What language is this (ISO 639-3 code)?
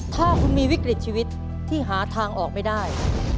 tha